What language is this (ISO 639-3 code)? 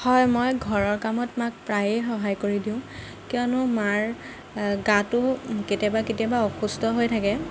asm